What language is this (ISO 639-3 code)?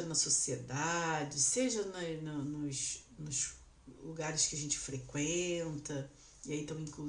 por